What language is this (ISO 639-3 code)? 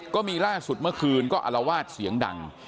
tha